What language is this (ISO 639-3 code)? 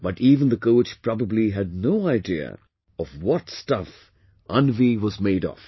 eng